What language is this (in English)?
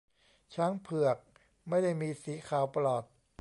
Thai